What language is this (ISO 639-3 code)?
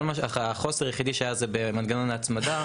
heb